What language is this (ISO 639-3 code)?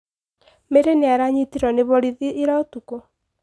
kik